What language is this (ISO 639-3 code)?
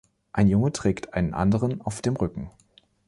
deu